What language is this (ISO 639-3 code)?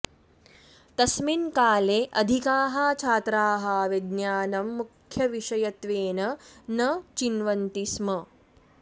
san